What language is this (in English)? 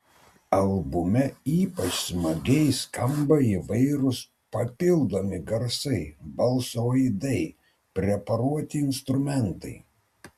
Lithuanian